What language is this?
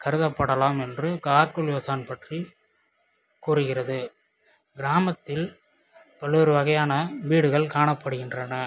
Tamil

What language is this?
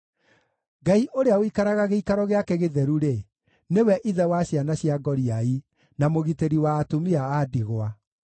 Kikuyu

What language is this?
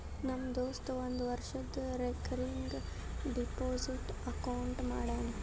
Kannada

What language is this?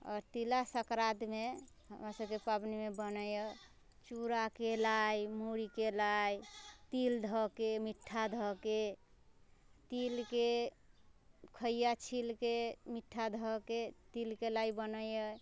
Maithili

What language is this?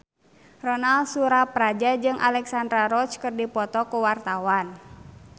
Sundanese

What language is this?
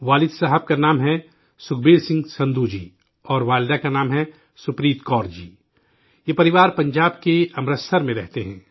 Urdu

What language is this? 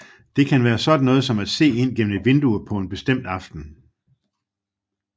Danish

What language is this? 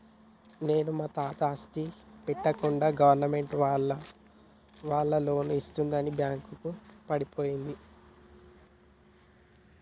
Telugu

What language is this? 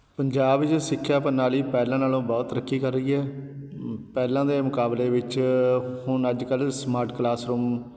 Punjabi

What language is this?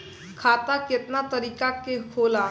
Bhojpuri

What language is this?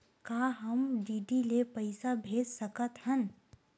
Chhattisgarhi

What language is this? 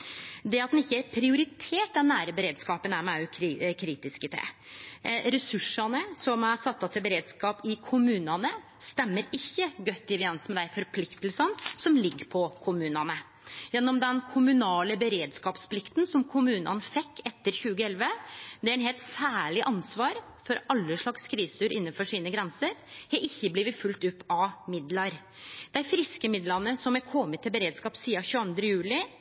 Norwegian Nynorsk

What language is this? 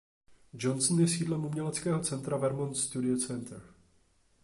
Czech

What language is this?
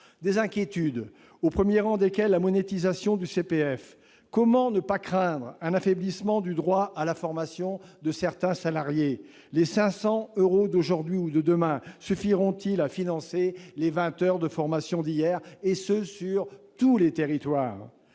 French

